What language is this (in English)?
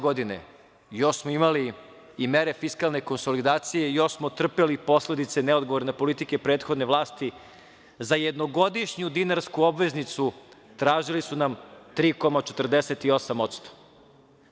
Serbian